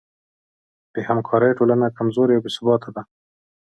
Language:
Pashto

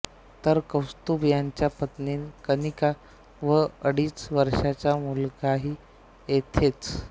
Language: Marathi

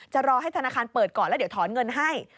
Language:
Thai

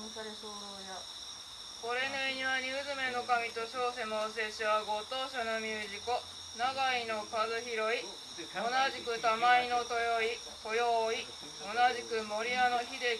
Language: Japanese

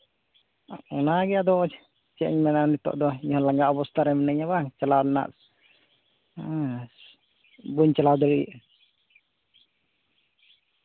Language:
Santali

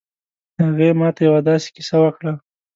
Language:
Pashto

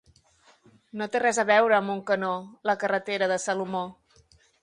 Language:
Catalan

